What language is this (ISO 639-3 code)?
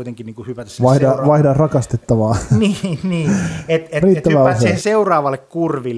fin